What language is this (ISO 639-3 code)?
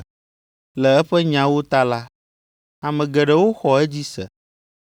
ewe